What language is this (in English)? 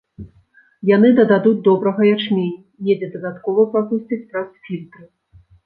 Belarusian